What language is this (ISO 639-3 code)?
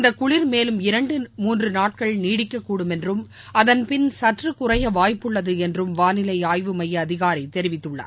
tam